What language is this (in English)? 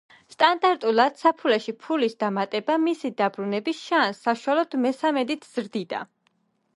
Georgian